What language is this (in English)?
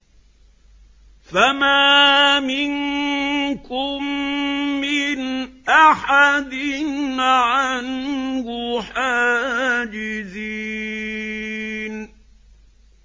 Arabic